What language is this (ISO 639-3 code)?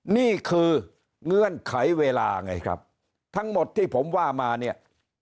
tha